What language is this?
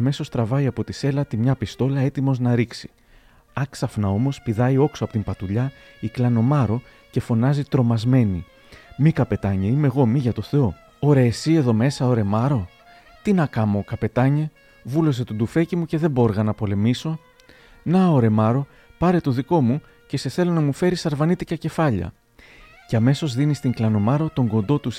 Greek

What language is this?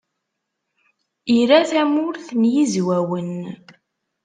Kabyle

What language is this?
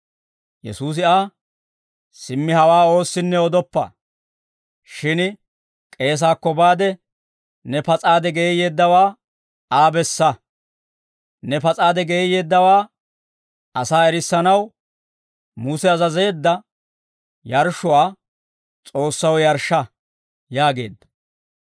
Dawro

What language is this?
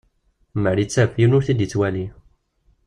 Kabyle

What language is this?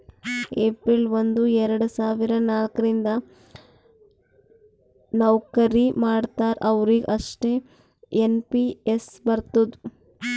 Kannada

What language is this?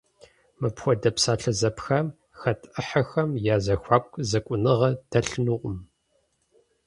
Kabardian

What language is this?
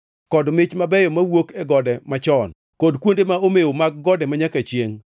Luo (Kenya and Tanzania)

